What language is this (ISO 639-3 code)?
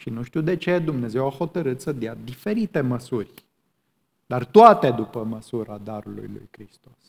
ron